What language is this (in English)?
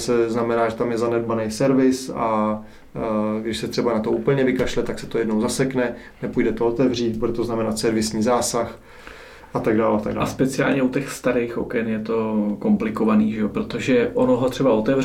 Czech